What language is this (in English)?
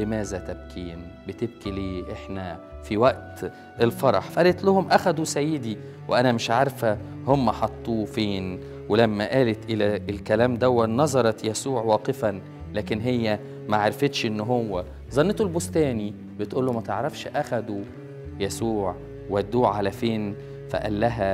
Arabic